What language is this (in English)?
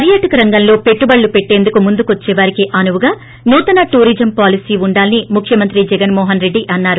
Telugu